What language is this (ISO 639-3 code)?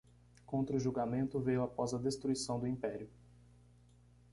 por